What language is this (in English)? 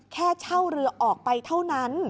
Thai